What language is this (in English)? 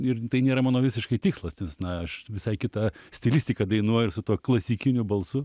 Lithuanian